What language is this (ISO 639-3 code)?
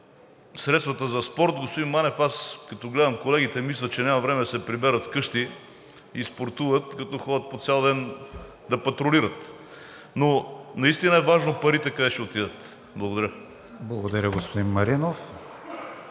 bul